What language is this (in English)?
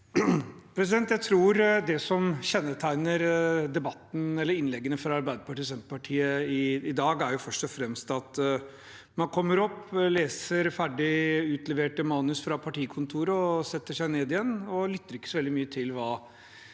Norwegian